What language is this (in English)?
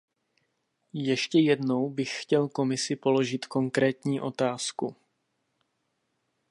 Czech